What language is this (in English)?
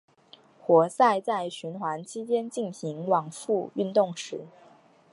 Chinese